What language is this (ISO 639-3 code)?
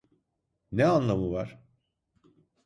tur